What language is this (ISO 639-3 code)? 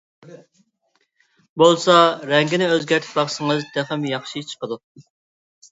uig